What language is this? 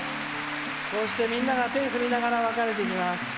Japanese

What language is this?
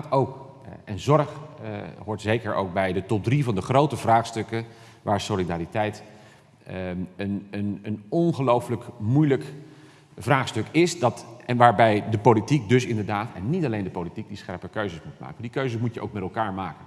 Dutch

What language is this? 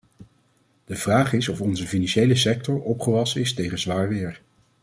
Dutch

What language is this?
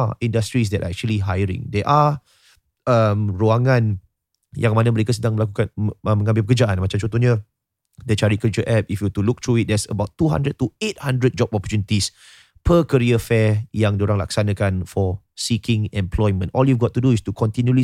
Malay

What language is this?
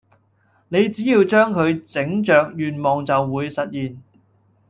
Cantonese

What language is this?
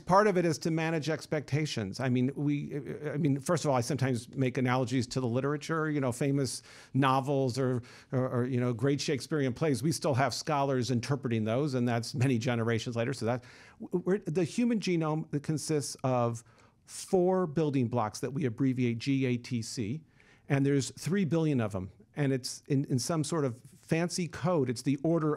English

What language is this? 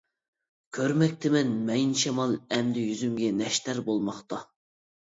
Uyghur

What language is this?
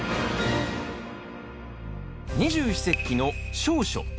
Japanese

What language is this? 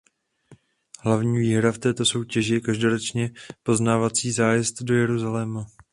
Czech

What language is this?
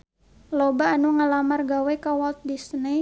Sundanese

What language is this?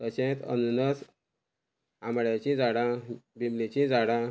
Konkani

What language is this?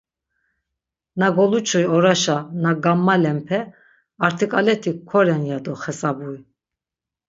Laz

